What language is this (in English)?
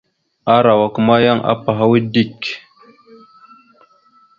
Mada (Cameroon)